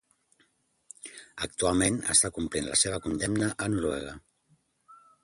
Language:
Catalan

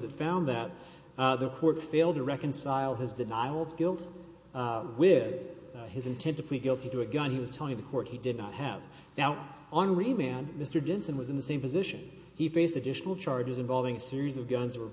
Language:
English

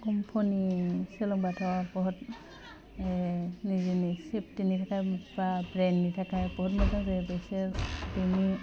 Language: Bodo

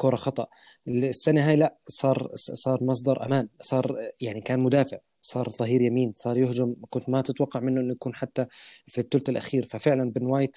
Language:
Arabic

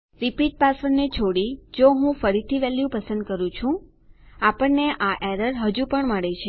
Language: Gujarati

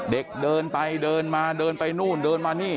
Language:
Thai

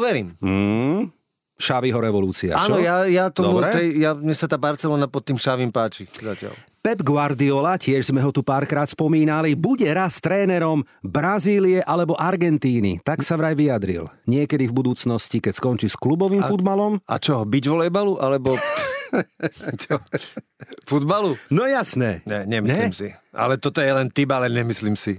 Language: Slovak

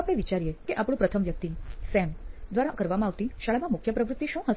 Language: Gujarati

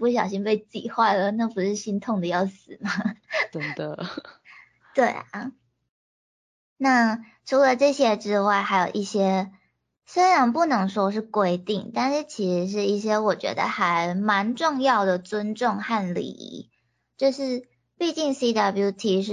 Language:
Chinese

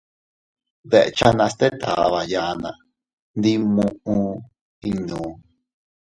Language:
Teutila Cuicatec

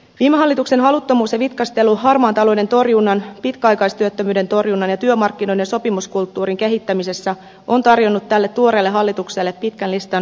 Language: Finnish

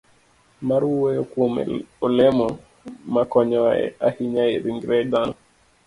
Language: Luo (Kenya and Tanzania)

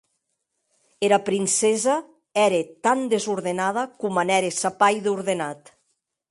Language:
Occitan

